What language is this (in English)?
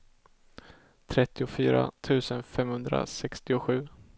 Swedish